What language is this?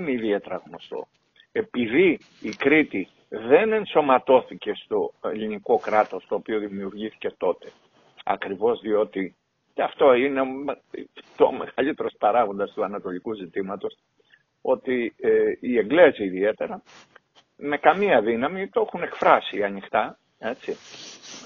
Greek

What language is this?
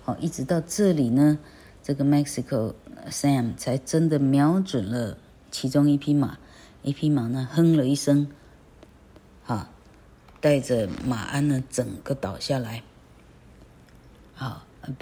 Chinese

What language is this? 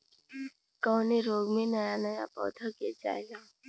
Bhojpuri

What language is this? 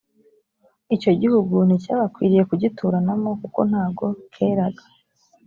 Kinyarwanda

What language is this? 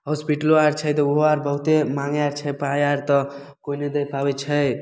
Maithili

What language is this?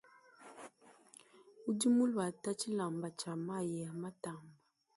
Luba-Lulua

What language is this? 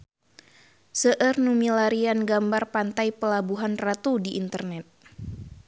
Sundanese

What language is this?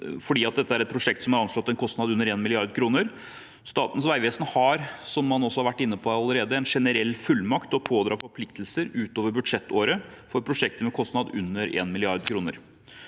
Norwegian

